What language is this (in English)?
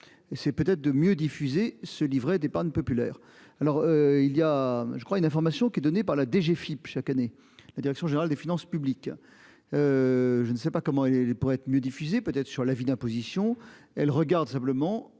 French